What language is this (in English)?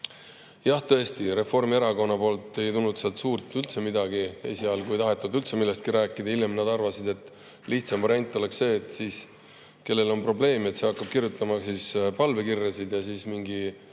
Estonian